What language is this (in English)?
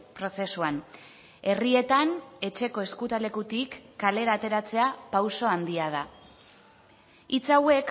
Basque